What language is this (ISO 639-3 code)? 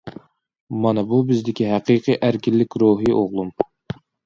uig